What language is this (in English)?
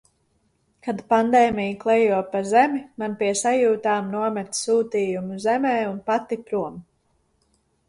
Latvian